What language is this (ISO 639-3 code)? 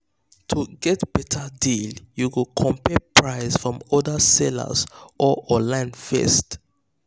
pcm